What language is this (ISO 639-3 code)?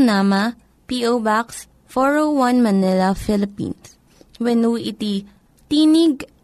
fil